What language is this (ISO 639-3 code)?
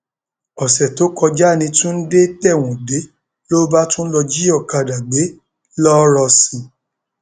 yor